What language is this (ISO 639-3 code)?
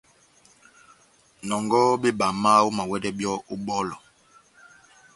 bnm